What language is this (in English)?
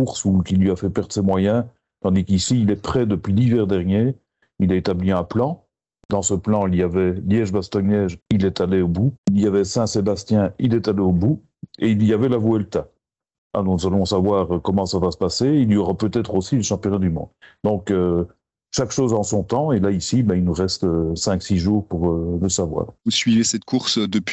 French